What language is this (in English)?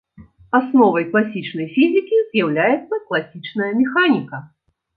Belarusian